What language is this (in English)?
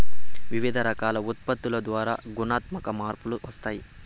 Telugu